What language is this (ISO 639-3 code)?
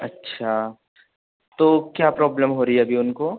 hin